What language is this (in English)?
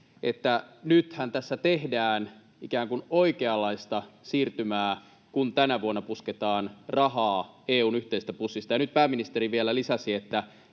Finnish